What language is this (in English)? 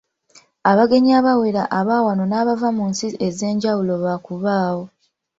Ganda